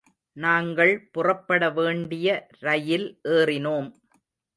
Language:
Tamil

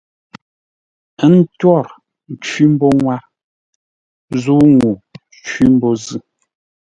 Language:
Ngombale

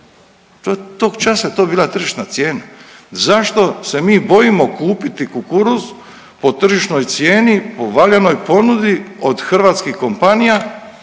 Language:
Croatian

